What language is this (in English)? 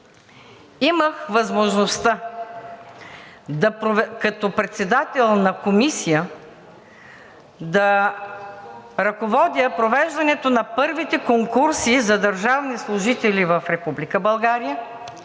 Bulgarian